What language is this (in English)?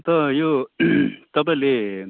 Nepali